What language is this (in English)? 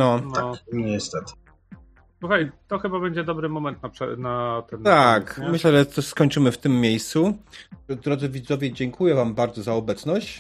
Polish